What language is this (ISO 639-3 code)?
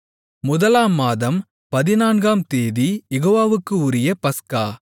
tam